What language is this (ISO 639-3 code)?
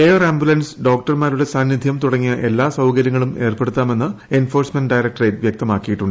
mal